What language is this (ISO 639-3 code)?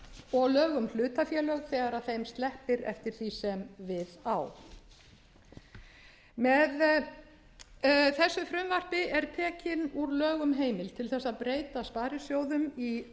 isl